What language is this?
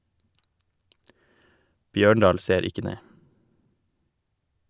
Norwegian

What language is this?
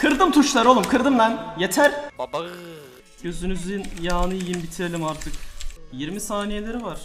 Turkish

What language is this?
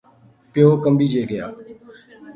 Pahari-Potwari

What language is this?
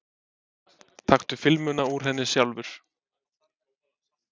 Icelandic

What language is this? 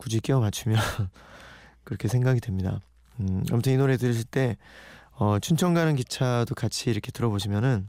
Korean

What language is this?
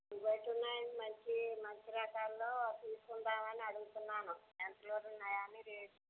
Telugu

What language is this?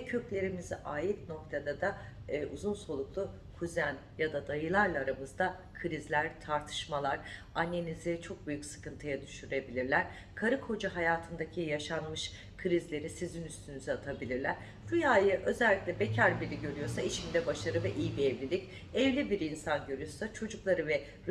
Turkish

